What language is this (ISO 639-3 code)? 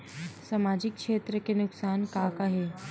hne